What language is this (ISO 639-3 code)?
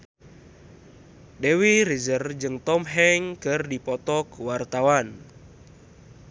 sun